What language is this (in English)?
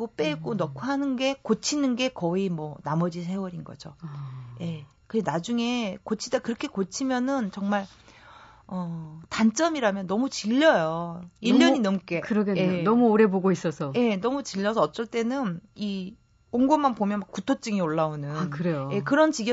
Korean